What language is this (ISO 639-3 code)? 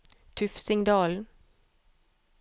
nor